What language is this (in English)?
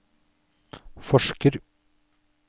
Norwegian